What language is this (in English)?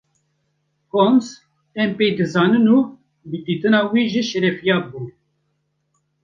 Kurdish